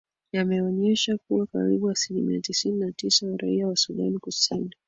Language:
Swahili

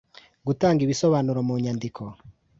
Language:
Kinyarwanda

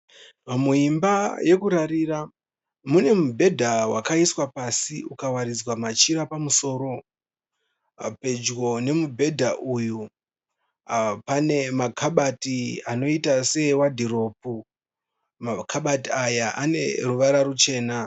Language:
Shona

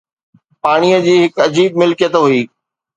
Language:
Sindhi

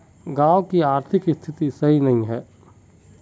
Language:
Magahi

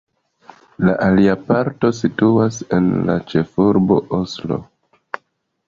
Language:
Esperanto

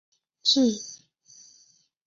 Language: Chinese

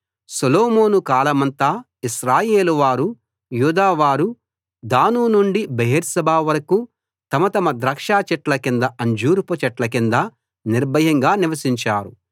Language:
Telugu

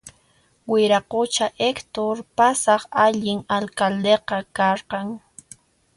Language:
Puno Quechua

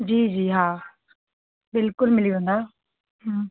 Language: Sindhi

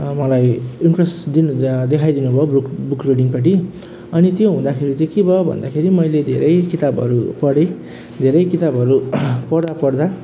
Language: Nepali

